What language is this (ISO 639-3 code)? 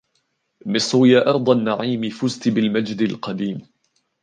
ara